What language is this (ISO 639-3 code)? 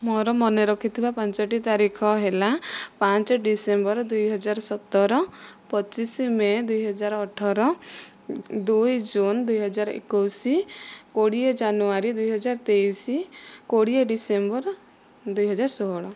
ori